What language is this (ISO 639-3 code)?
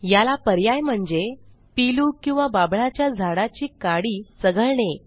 mar